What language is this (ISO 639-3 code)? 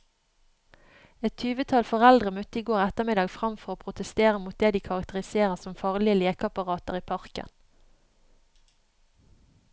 nor